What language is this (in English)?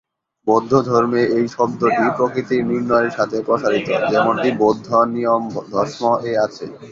Bangla